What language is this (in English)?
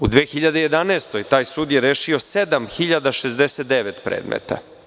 Serbian